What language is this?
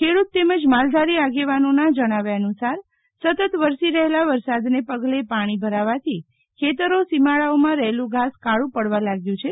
Gujarati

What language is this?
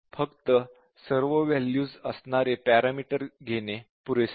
Marathi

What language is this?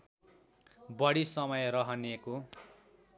Nepali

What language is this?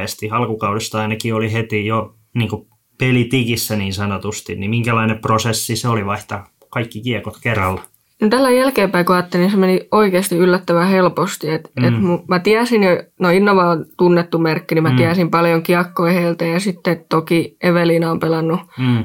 Finnish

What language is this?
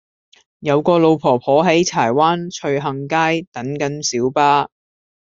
Cantonese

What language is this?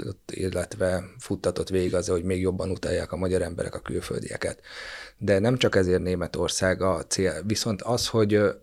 Hungarian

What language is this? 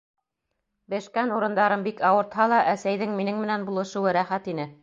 Bashkir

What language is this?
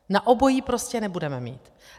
Czech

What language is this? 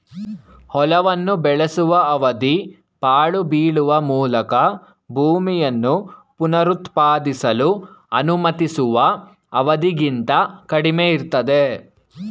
Kannada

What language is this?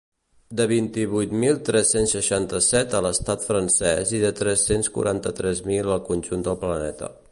Catalan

